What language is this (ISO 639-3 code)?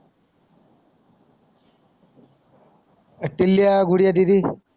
mar